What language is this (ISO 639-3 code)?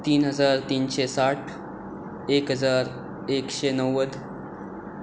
kok